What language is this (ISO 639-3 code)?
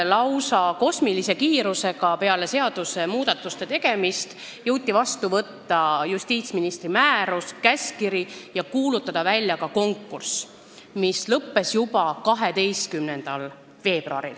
est